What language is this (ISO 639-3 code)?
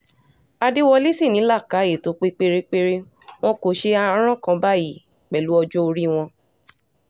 yor